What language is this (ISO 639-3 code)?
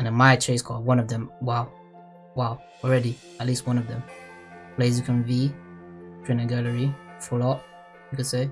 eng